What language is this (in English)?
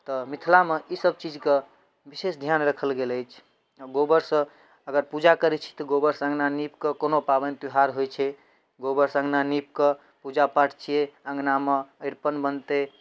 Maithili